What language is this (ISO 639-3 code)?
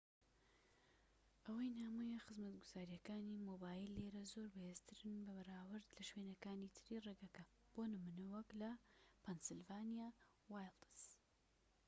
ckb